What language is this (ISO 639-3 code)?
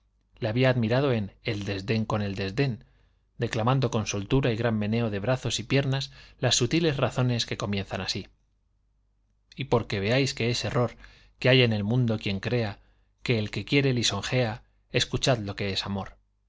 spa